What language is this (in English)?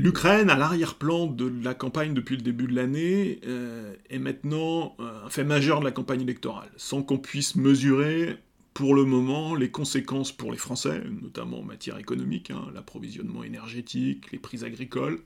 French